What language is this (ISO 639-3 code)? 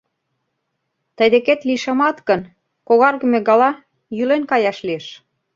chm